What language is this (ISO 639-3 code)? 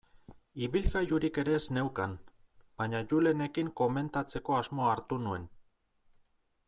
eus